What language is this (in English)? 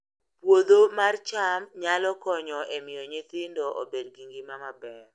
Luo (Kenya and Tanzania)